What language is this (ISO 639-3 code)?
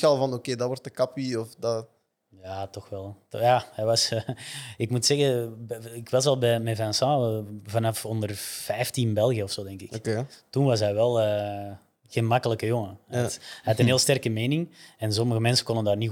nld